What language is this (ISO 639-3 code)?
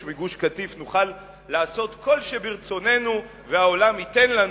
heb